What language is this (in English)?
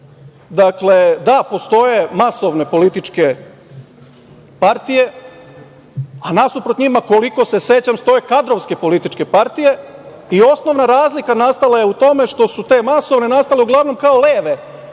Serbian